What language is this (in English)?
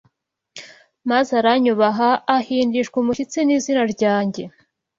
Kinyarwanda